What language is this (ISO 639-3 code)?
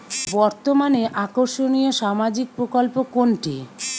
ben